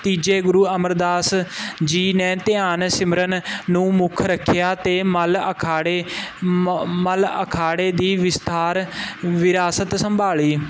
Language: Punjabi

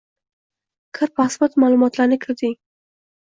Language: Uzbek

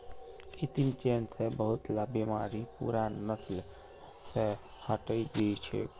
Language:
Magahi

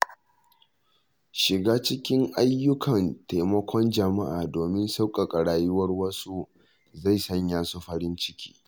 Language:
Hausa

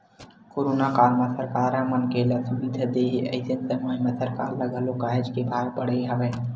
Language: Chhattisgarhi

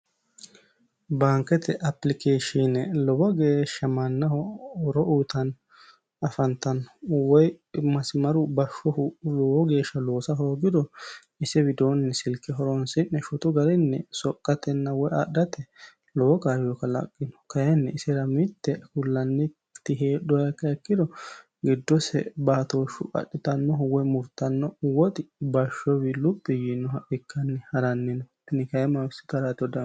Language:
Sidamo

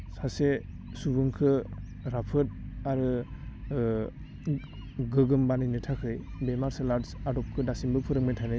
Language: Bodo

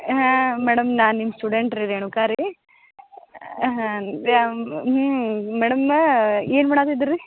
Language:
Kannada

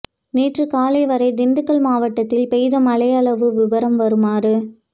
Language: Tamil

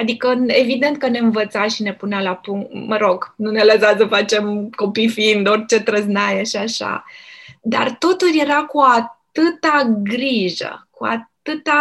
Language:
Romanian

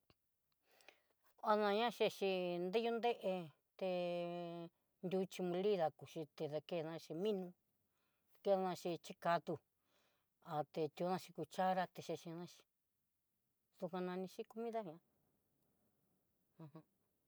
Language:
Southeastern Nochixtlán Mixtec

